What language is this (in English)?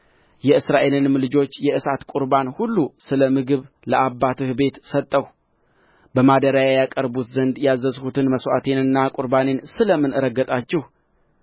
Amharic